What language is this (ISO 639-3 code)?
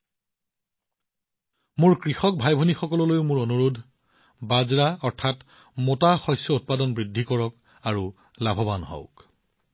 asm